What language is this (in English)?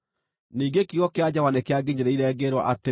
Kikuyu